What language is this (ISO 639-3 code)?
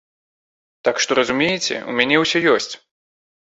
bel